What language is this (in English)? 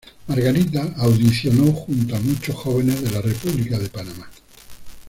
Spanish